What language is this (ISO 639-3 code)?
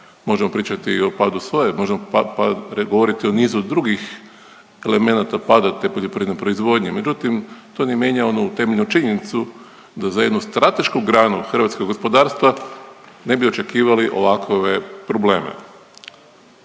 hrv